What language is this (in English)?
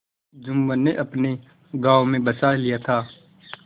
Hindi